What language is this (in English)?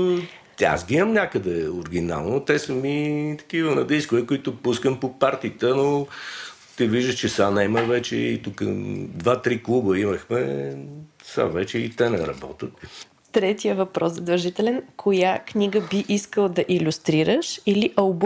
Bulgarian